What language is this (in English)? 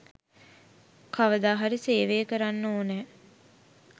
Sinhala